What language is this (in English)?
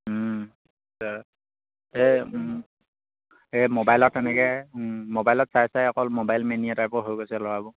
Assamese